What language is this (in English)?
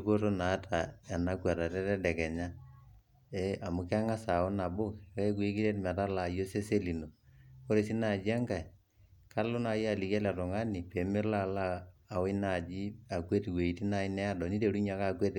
Masai